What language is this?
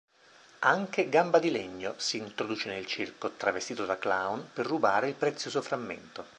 Italian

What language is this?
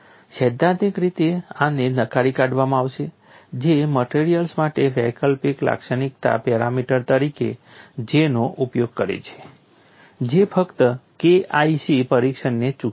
Gujarati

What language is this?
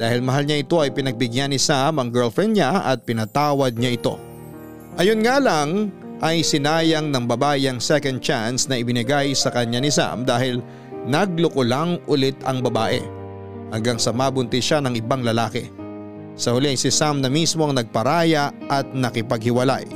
Filipino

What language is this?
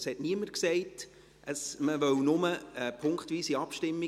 Swiss German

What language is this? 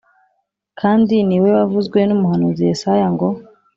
Kinyarwanda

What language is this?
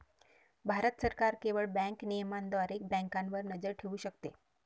Marathi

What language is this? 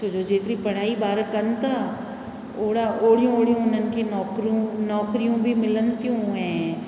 Sindhi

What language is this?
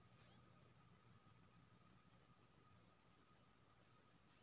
Maithili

